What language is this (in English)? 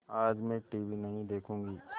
Hindi